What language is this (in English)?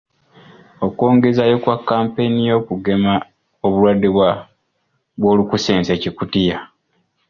Ganda